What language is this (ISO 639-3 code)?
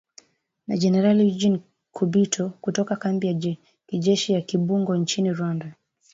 swa